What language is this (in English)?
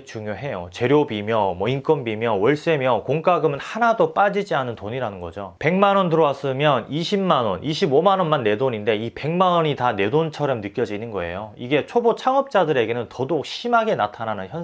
Korean